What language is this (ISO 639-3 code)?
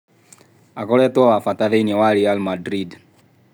kik